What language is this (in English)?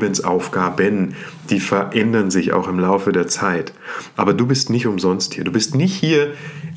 German